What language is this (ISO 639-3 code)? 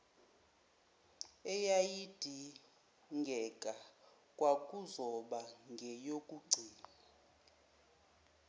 zul